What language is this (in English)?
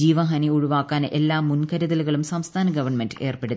Malayalam